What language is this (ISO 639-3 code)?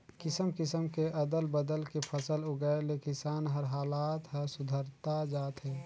hne